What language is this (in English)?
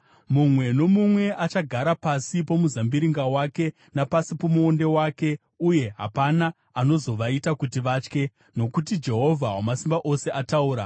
Shona